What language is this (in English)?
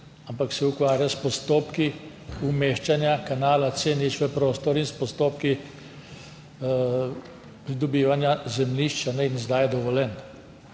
Slovenian